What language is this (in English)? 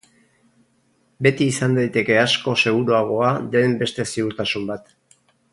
Basque